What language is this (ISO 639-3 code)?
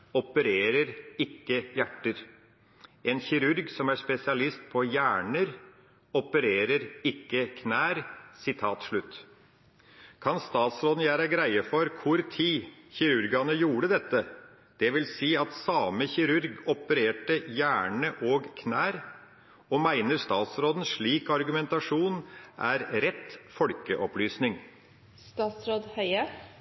nno